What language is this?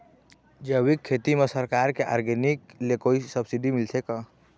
Chhattisgarhi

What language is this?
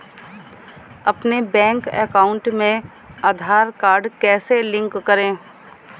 Hindi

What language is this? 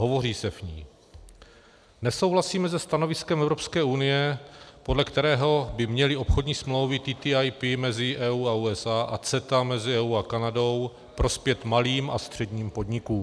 Czech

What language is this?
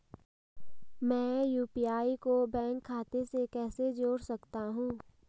Hindi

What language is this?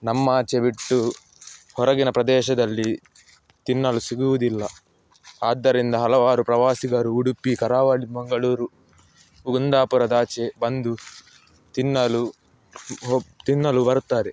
Kannada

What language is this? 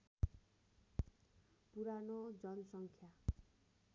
Nepali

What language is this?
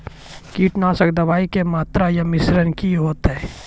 Maithili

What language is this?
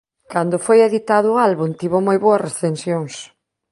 Galician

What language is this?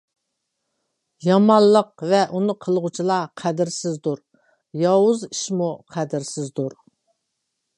Uyghur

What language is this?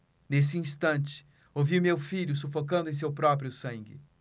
Portuguese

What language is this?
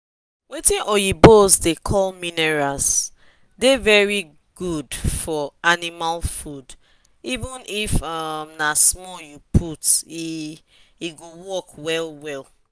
Nigerian Pidgin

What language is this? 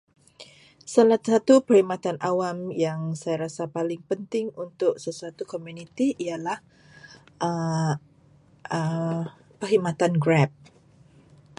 Malay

